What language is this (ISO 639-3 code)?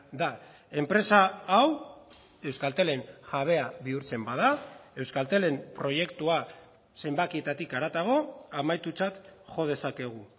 eus